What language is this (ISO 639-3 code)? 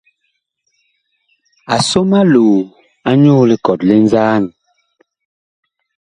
bkh